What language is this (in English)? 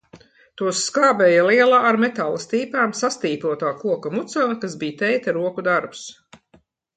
Latvian